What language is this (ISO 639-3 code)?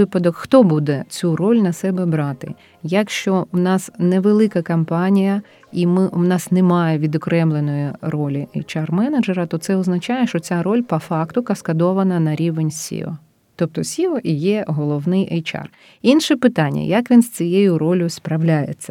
ukr